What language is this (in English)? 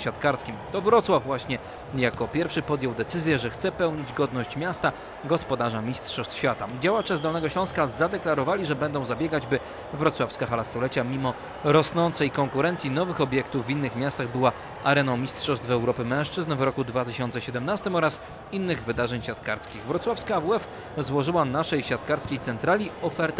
Polish